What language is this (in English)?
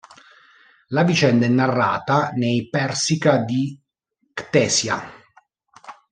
Italian